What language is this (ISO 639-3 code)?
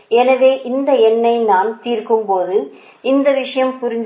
tam